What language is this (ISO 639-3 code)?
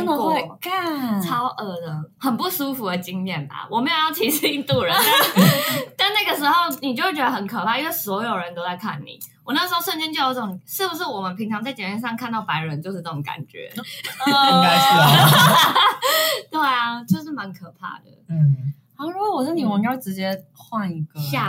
zho